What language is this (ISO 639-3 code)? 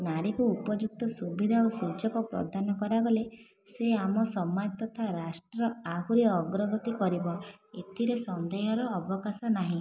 ori